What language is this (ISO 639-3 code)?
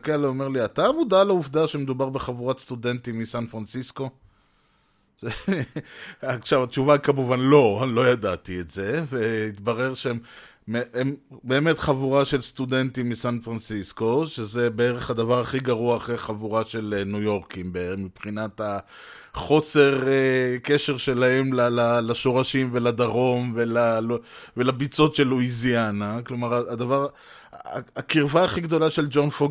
heb